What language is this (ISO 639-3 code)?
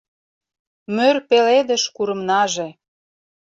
chm